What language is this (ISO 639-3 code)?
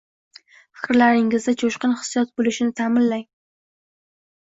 uzb